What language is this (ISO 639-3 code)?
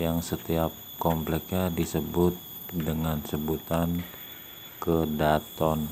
ind